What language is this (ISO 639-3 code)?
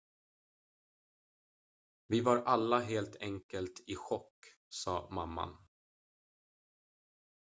swe